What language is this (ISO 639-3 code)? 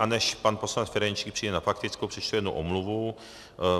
ces